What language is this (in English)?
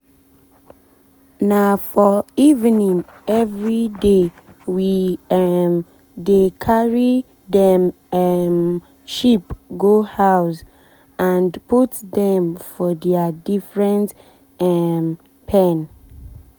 Nigerian Pidgin